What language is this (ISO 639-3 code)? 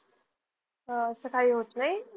mar